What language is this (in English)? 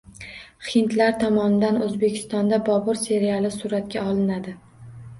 Uzbek